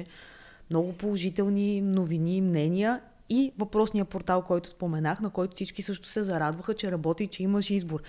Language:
Bulgarian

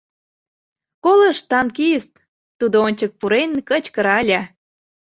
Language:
Mari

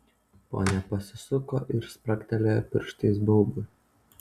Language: Lithuanian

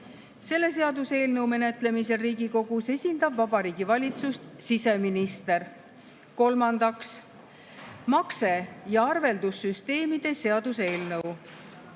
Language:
Estonian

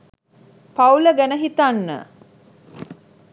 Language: Sinhala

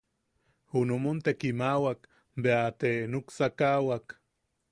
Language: Yaqui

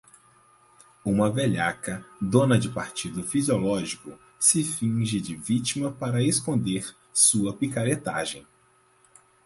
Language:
Portuguese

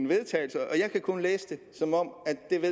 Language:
Danish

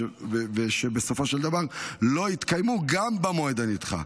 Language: Hebrew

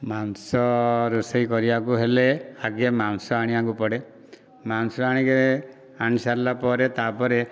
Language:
Odia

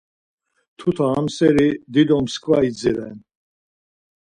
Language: Laz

